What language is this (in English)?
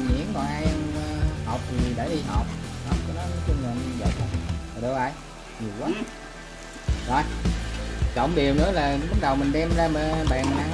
Vietnamese